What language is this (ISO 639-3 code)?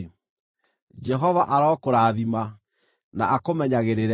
kik